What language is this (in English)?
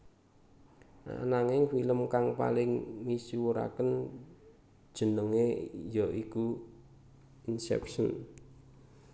Javanese